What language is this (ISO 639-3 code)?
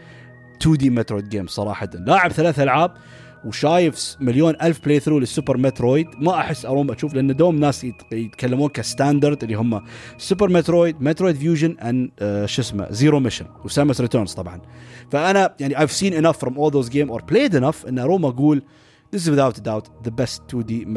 ara